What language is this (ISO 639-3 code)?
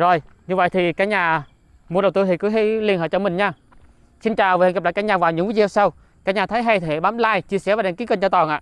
vie